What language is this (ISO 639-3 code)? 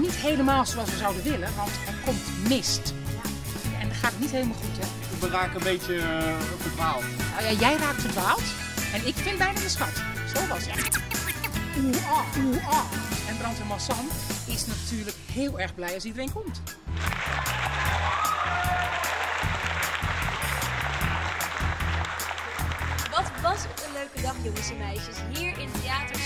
nld